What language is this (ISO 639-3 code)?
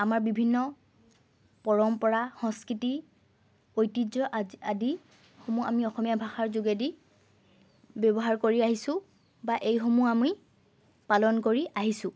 asm